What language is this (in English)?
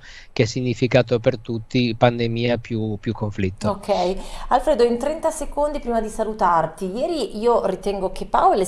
Italian